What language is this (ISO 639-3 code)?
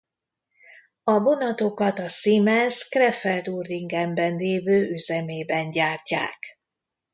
hun